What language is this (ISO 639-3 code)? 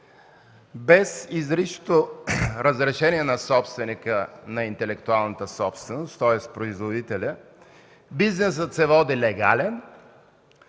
bul